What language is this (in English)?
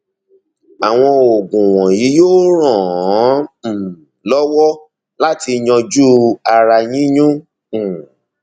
Yoruba